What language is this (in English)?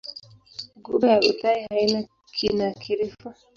Swahili